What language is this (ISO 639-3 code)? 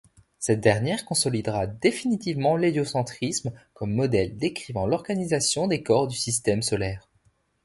fra